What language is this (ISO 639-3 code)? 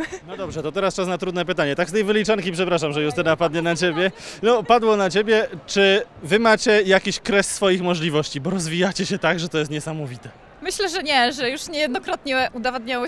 pol